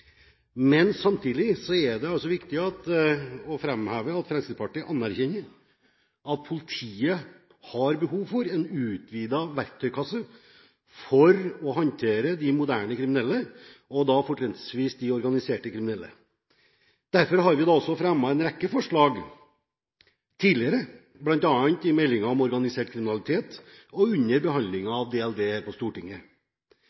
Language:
Norwegian Bokmål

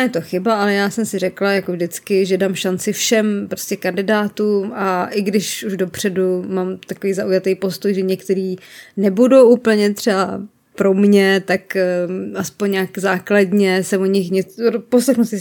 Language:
Czech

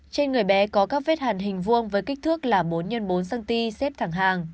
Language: Vietnamese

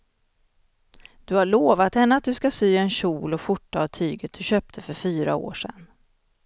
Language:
Swedish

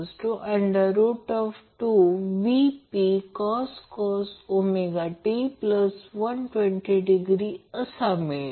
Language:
Marathi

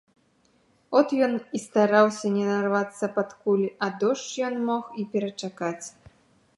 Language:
Belarusian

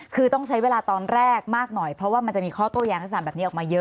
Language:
Thai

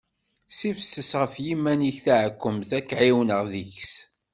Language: Kabyle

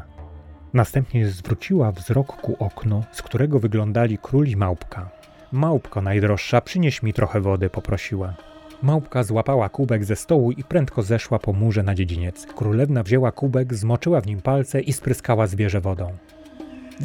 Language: Polish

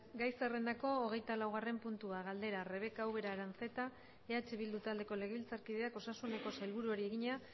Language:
Basque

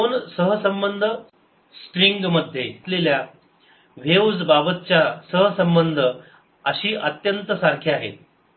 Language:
Marathi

